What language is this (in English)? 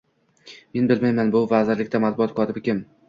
Uzbek